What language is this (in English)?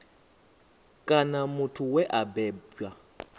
Venda